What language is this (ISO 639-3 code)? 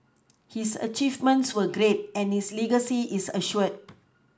eng